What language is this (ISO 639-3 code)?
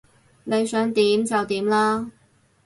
yue